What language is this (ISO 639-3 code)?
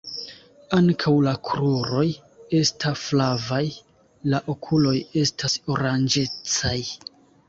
epo